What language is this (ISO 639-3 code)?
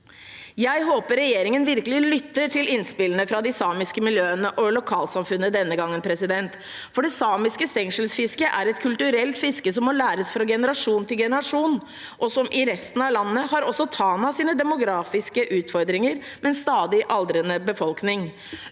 nor